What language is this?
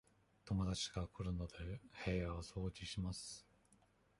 Japanese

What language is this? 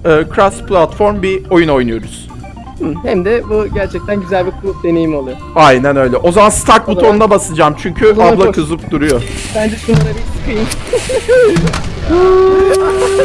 Turkish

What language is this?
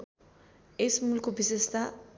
Nepali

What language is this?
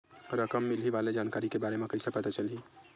Chhattisgarhi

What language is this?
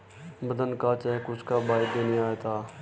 Hindi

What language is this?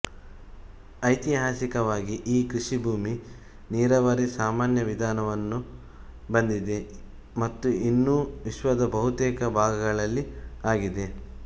Kannada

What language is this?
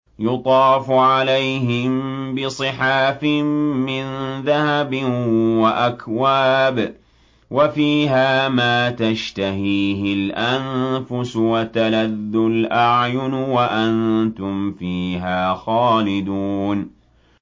Arabic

